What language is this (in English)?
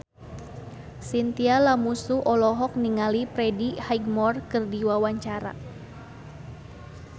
Sundanese